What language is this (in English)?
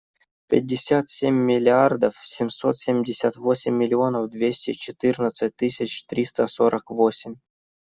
Russian